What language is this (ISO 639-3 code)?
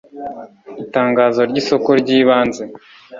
kin